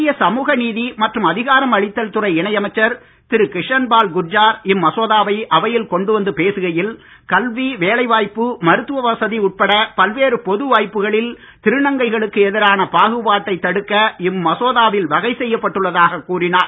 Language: Tamil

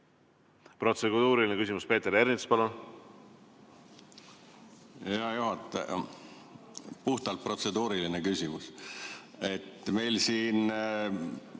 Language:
Estonian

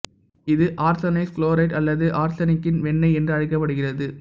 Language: Tamil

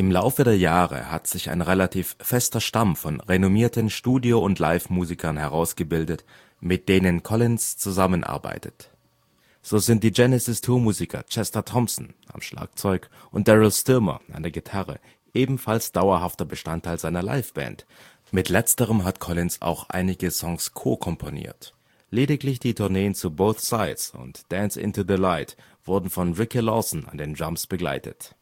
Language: German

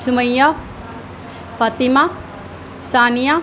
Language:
Urdu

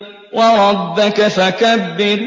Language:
Arabic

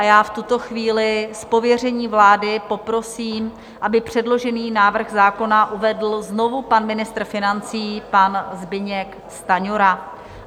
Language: Czech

